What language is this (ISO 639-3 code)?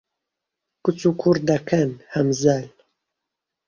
ckb